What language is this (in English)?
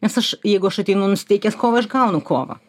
Lithuanian